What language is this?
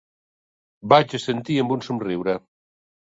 Catalan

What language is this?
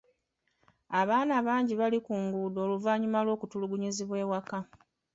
Ganda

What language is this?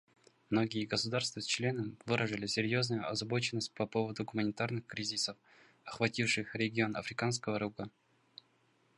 Russian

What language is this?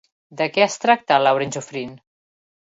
Catalan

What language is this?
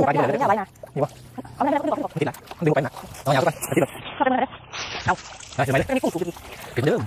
Thai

